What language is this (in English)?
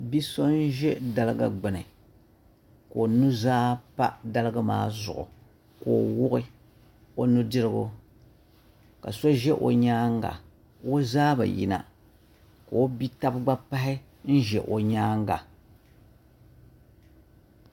Dagbani